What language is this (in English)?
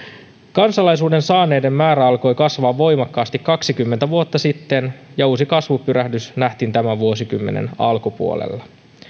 Finnish